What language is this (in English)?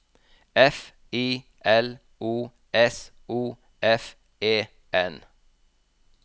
Norwegian